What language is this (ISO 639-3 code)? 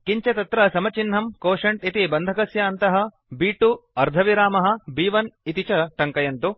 san